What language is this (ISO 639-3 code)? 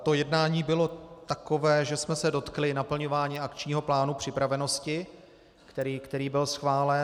ces